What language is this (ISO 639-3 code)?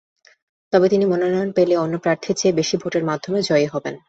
ben